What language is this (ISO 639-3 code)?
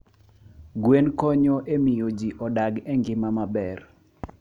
luo